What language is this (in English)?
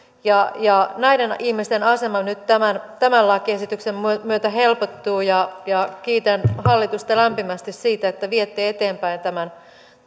Finnish